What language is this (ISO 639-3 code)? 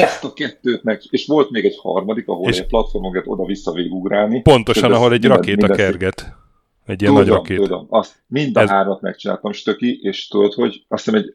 hun